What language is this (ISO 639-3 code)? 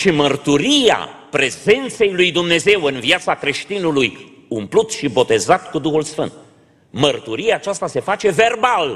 ron